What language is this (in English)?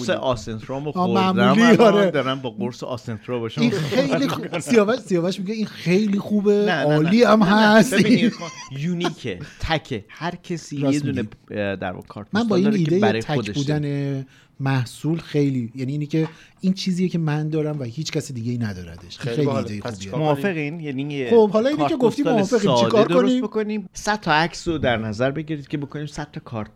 Persian